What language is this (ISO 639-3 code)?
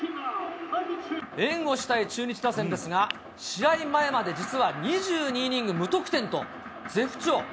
jpn